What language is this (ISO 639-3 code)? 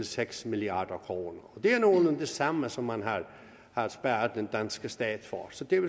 dan